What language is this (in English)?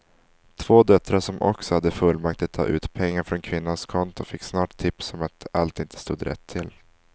Swedish